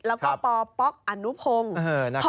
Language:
Thai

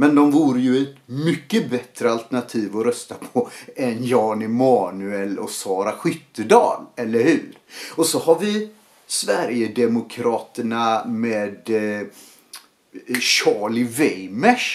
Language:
Swedish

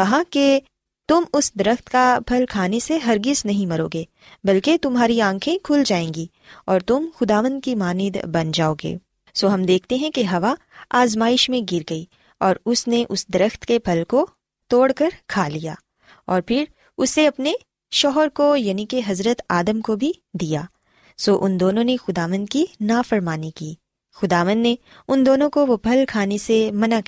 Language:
Urdu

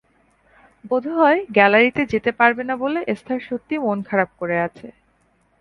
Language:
Bangla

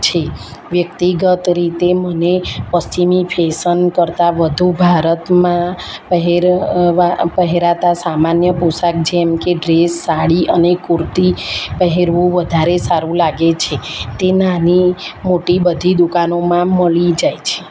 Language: Gujarati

